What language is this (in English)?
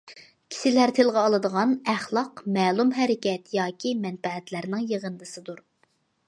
Uyghur